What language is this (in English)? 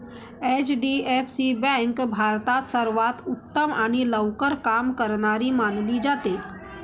Marathi